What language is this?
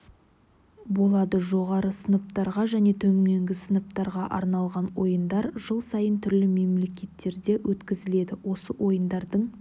Kazakh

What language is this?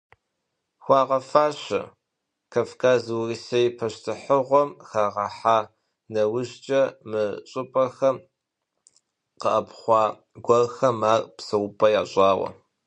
Kabardian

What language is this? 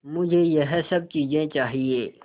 Hindi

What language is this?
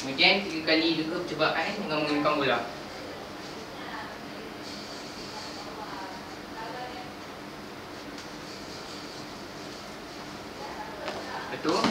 Malay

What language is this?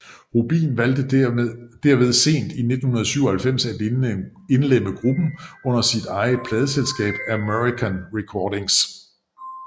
Danish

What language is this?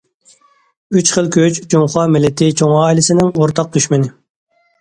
Uyghur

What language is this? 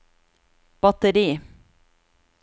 Norwegian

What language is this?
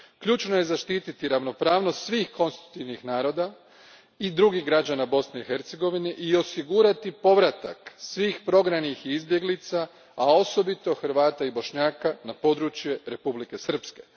Croatian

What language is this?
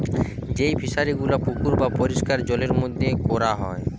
Bangla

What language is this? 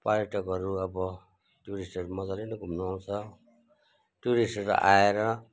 Nepali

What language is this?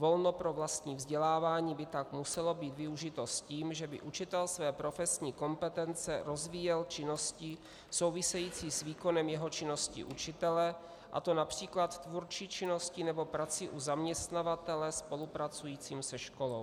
Czech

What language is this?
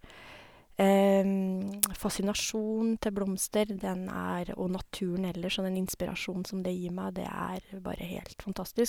Norwegian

